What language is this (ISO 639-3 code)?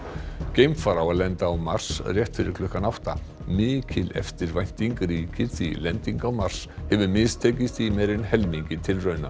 isl